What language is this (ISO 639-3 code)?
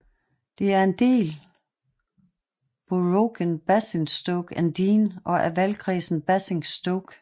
dan